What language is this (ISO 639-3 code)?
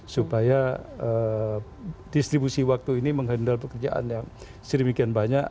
ind